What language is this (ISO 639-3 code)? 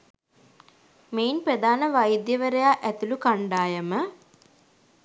sin